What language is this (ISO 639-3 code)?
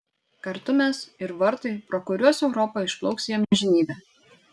lit